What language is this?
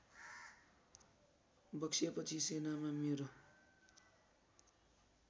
Nepali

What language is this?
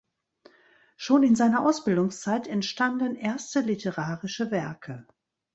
German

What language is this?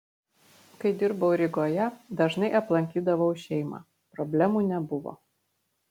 Lithuanian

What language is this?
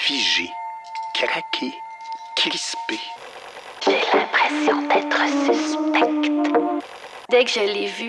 French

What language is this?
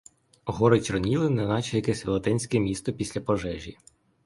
Ukrainian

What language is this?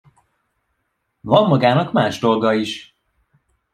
Hungarian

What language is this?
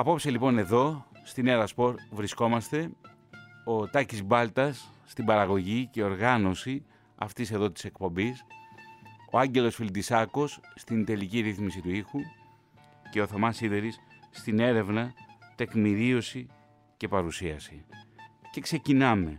Greek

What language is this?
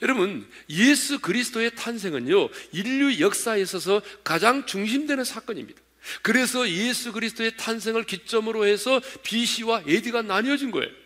Korean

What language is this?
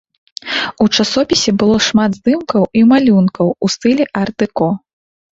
Belarusian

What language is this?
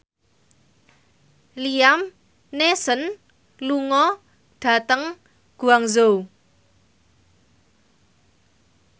Javanese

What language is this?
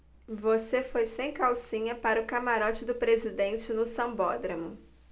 Portuguese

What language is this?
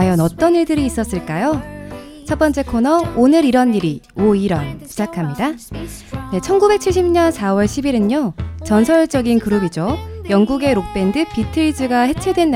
Korean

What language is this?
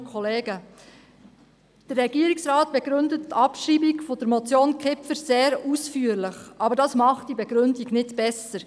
Swiss German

